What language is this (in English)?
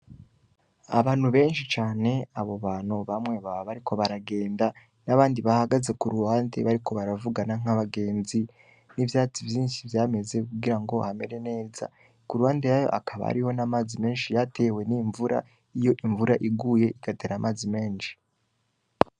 Rundi